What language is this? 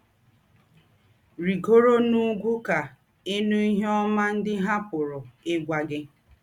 Igbo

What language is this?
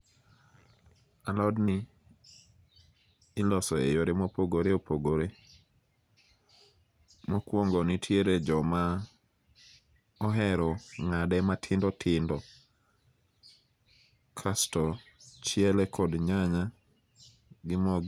Luo (Kenya and Tanzania)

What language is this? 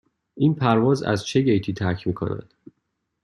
Persian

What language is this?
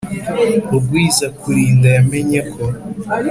Kinyarwanda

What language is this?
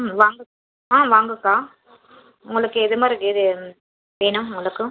Tamil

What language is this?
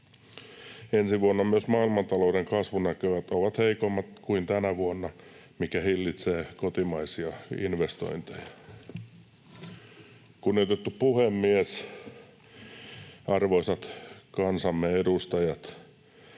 Finnish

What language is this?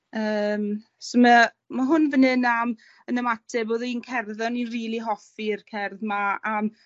Welsh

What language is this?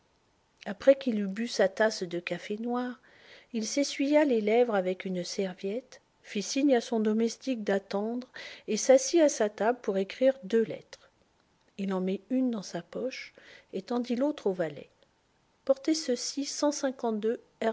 French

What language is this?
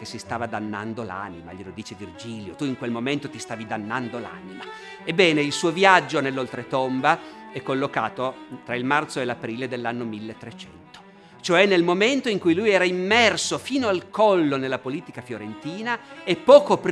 Italian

